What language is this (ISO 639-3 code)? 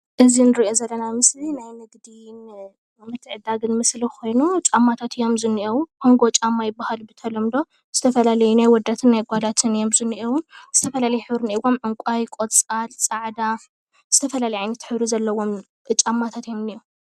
tir